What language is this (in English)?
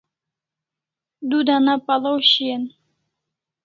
Kalasha